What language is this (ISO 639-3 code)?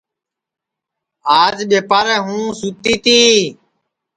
ssi